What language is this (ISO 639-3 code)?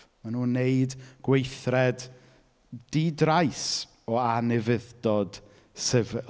cym